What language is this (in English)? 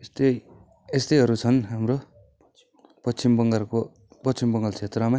Nepali